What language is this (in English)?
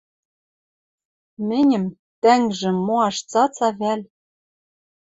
Western Mari